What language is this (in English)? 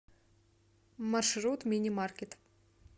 Russian